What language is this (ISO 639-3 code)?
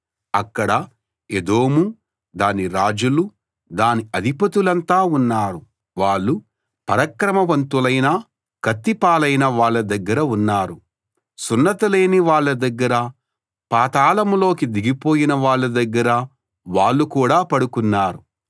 tel